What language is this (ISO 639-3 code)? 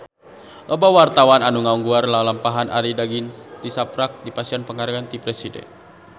sun